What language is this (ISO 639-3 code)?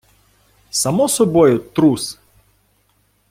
ukr